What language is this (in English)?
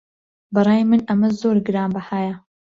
Central Kurdish